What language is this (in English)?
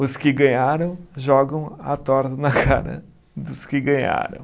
Portuguese